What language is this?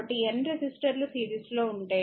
Telugu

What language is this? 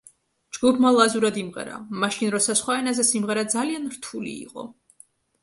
Georgian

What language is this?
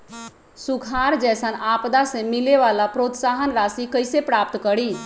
Magahi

